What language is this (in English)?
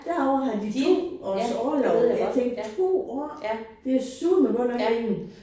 Danish